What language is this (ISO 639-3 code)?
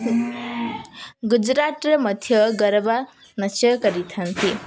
ori